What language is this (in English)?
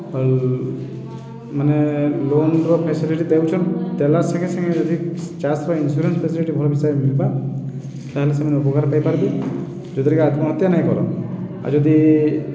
Odia